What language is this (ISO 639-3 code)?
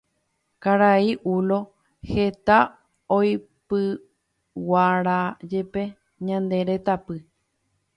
grn